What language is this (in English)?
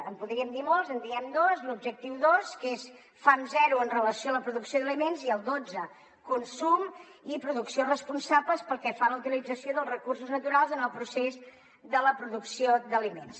Catalan